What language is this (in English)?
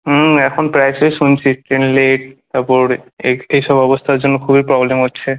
Bangla